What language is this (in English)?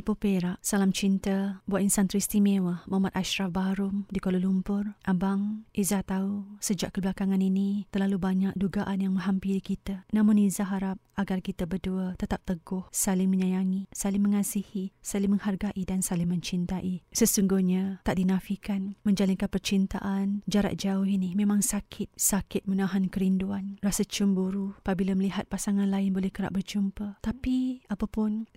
Malay